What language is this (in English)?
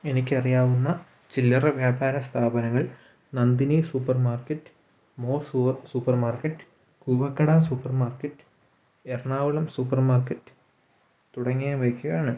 Malayalam